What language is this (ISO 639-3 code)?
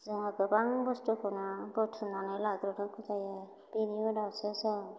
brx